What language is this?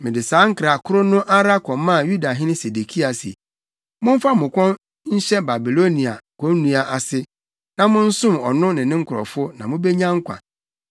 Akan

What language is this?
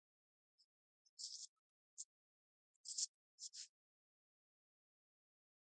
Urdu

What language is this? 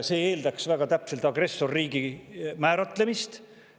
Estonian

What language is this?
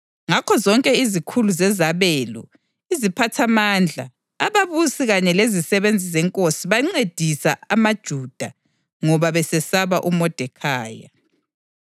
North Ndebele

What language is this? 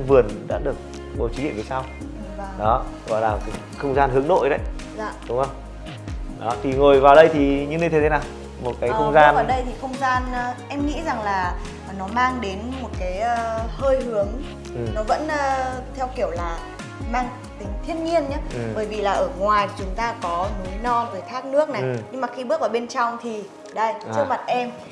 Vietnamese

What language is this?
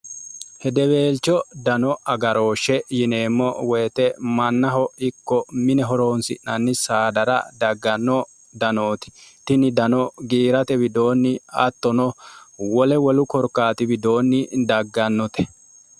Sidamo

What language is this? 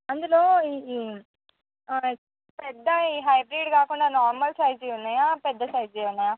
Telugu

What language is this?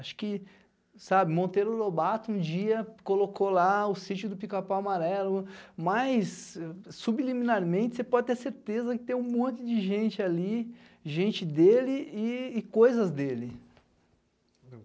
Portuguese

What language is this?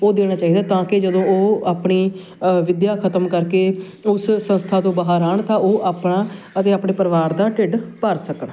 Punjabi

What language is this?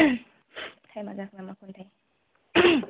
Bodo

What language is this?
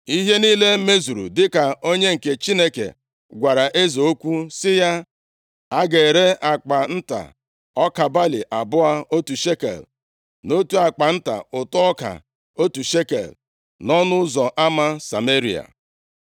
Igbo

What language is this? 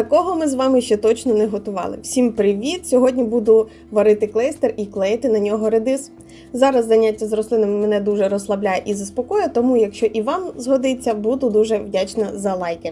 Ukrainian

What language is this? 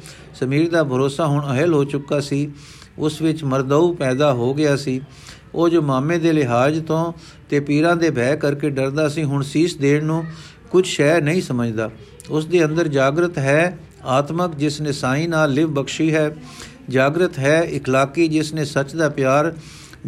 Punjabi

